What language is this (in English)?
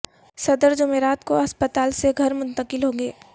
Urdu